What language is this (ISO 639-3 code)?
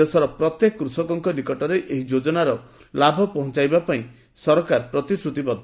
ori